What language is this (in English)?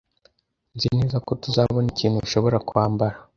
Kinyarwanda